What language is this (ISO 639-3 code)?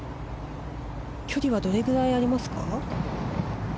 jpn